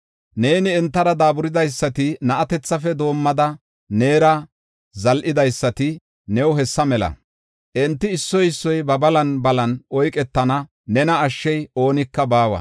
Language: Gofa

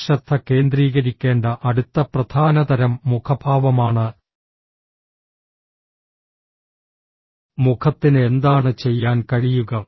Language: Malayalam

